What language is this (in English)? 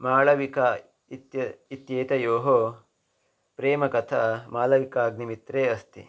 Sanskrit